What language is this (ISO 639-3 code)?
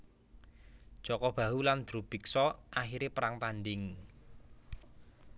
jav